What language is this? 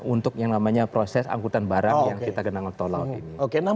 Indonesian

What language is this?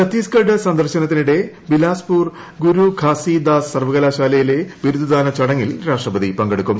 Malayalam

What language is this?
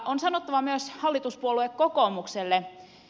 Finnish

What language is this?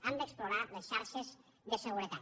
Catalan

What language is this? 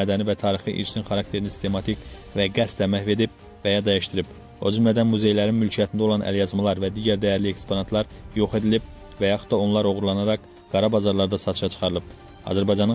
Turkish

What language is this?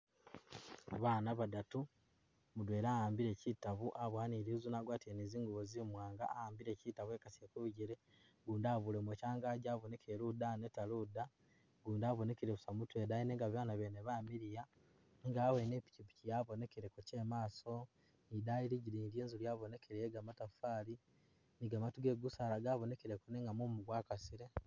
Masaaba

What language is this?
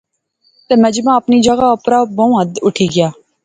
Pahari-Potwari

